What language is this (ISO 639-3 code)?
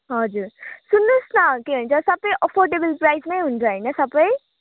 nep